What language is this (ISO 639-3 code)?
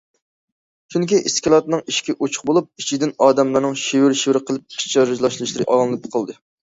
uig